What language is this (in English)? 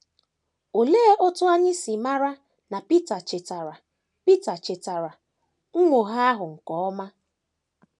Igbo